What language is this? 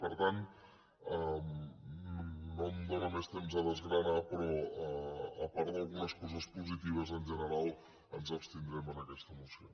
Catalan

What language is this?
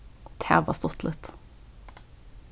Faroese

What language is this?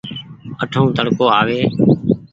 Goaria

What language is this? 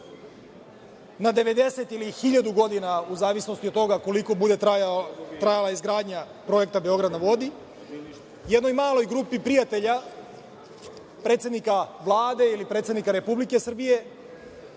Serbian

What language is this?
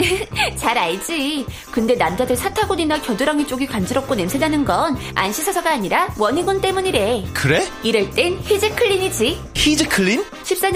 Korean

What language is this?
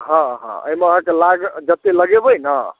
Maithili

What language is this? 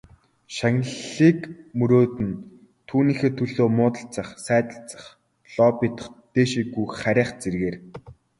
Mongolian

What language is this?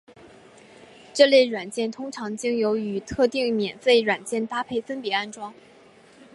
Chinese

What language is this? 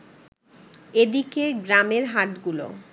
Bangla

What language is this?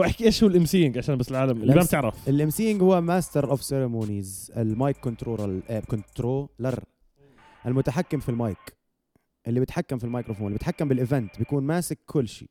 Arabic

